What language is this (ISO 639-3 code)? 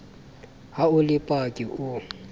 sot